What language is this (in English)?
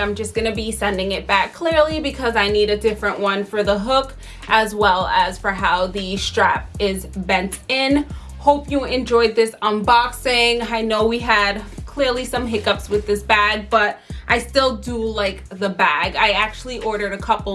English